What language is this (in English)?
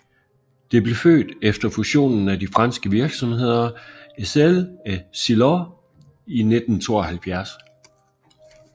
Danish